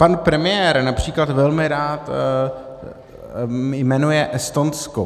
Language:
Czech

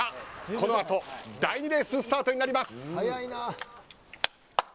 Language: Japanese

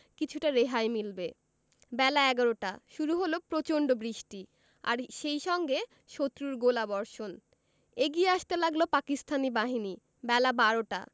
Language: Bangla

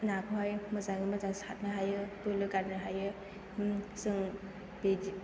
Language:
Bodo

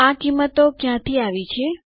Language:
Gujarati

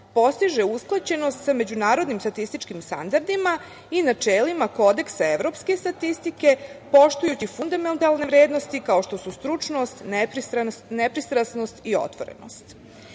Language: Serbian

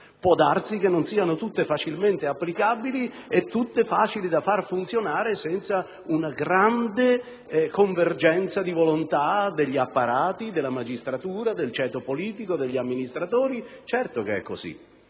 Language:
Italian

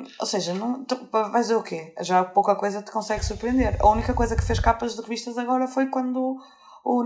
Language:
Portuguese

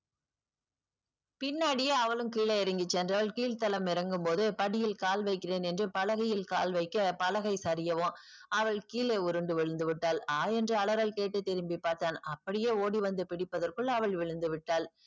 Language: Tamil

